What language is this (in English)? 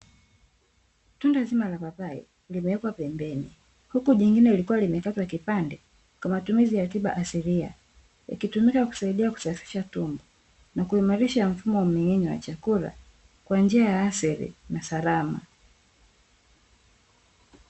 Swahili